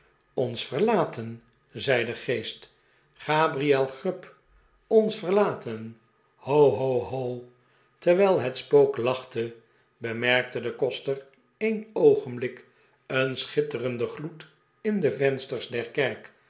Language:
Dutch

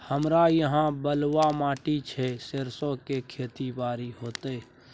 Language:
Maithili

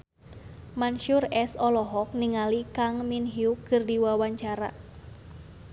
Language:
Sundanese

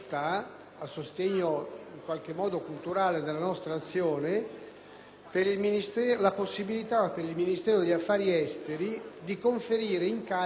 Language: Italian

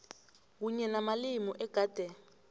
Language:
South Ndebele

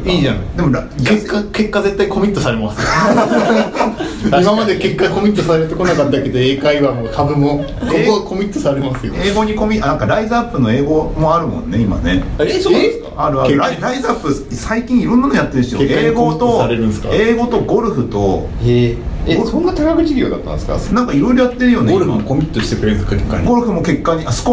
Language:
Japanese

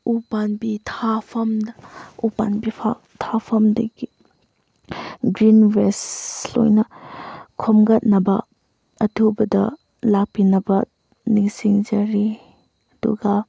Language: Manipuri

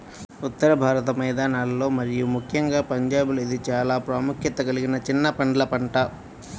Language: Telugu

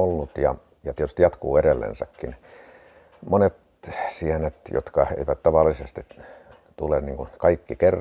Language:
Finnish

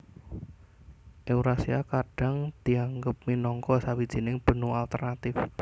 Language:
Javanese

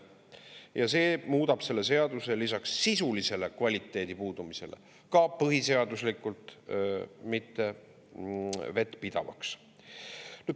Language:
Estonian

